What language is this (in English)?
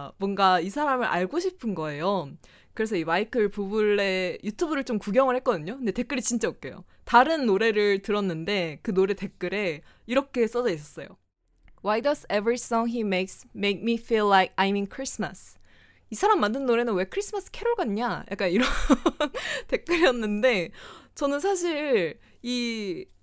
Korean